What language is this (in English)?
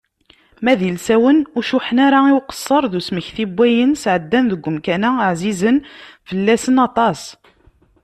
Kabyle